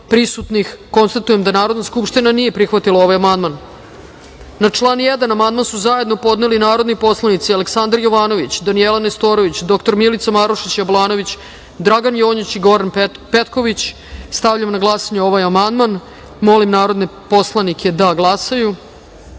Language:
Serbian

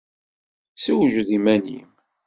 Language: Kabyle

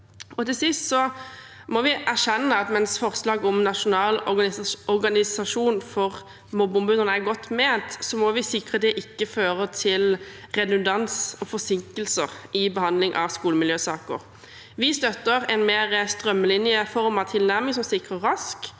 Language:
Norwegian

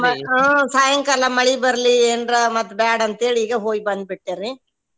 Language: Kannada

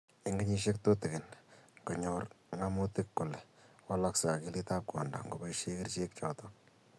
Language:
Kalenjin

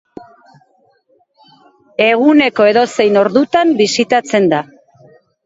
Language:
Basque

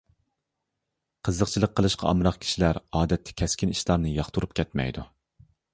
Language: Uyghur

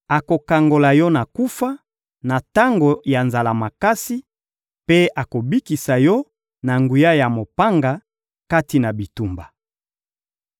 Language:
Lingala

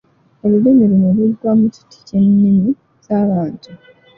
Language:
Ganda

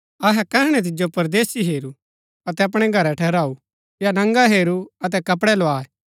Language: Gaddi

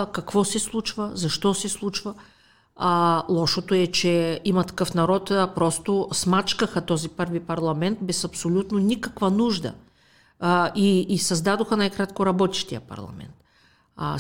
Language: Bulgarian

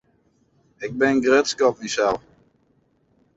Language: Western Frisian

